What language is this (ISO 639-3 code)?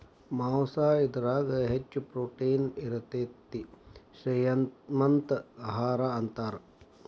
kan